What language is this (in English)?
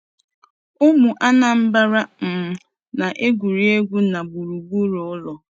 Igbo